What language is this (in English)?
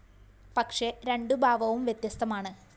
Malayalam